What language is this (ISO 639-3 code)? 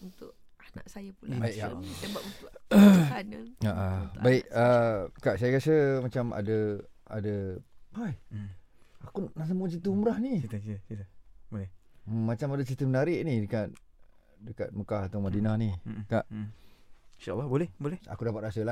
msa